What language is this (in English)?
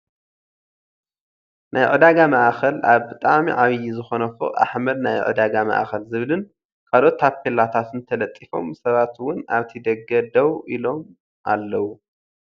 Tigrinya